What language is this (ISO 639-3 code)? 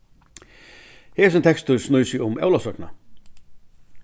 fao